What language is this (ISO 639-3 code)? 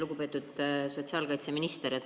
est